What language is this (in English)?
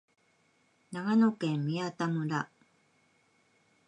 Japanese